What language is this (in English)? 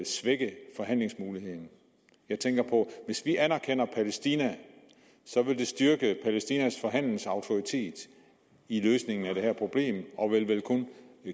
Danish